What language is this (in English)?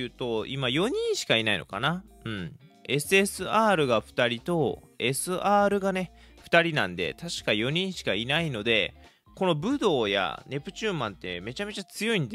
Japanese